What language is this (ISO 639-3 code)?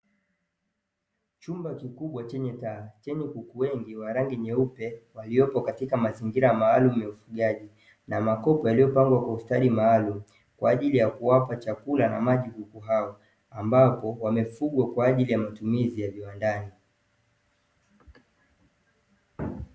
swa